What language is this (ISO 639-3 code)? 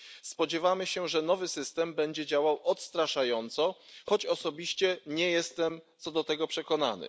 pol